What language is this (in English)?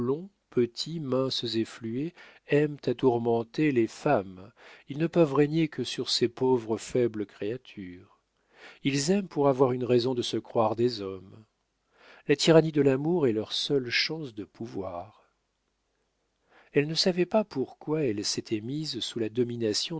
French